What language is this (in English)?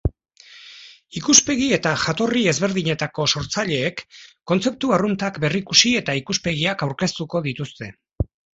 Basque